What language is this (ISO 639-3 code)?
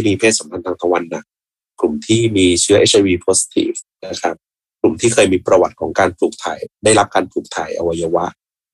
tha